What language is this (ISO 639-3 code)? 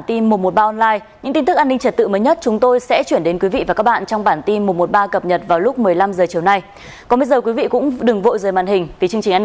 vie